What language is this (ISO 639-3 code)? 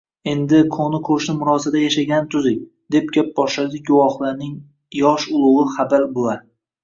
uzb